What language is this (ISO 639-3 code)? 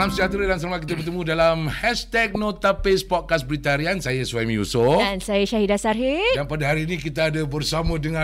msa